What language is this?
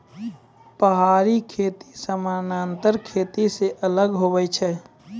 Maithili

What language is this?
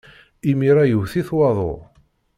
Kabyle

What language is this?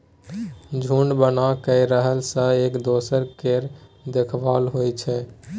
Maithili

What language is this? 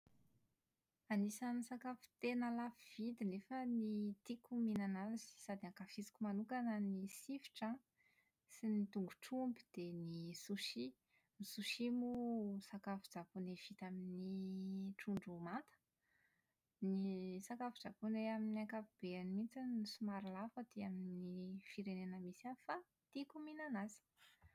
Malagasy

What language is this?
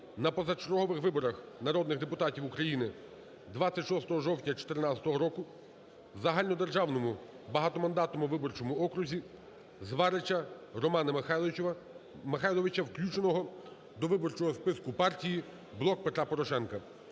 Ukrainian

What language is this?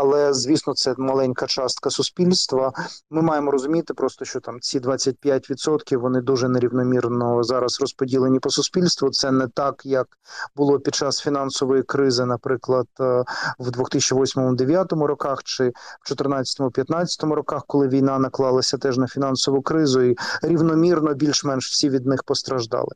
Ukrainian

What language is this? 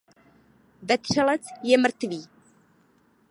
Czech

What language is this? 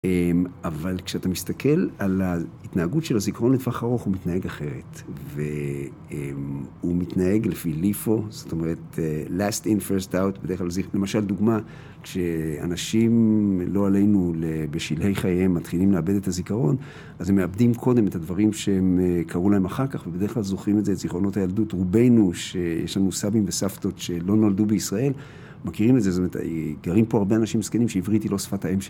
Hebrew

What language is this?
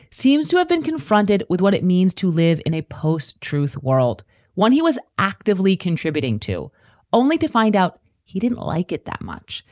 English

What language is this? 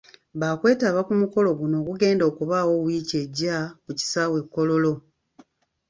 Ganda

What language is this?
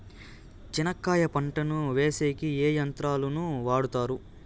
Telugu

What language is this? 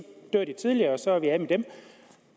Danish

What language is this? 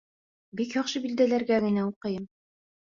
Bashkir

